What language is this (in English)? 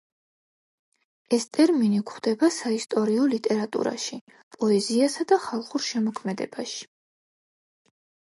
Georgian